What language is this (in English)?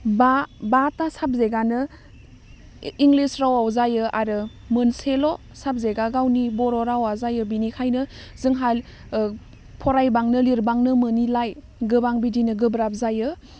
Bodo